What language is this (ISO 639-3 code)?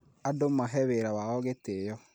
kik